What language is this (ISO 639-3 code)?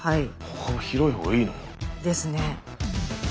jpn